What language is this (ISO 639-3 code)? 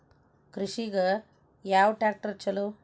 kan